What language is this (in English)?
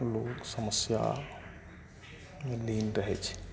Maithili